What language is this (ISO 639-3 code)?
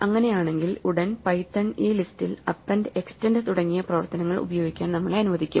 mal